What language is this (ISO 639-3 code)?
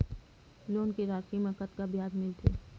hne